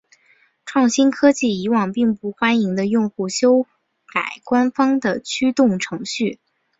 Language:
Chinese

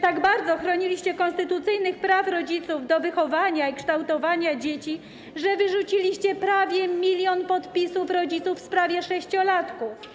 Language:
Polish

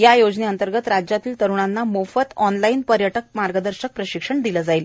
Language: Marathi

